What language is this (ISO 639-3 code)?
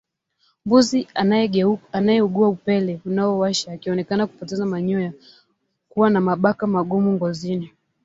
swa